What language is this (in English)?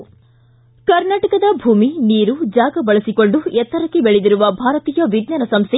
Kannada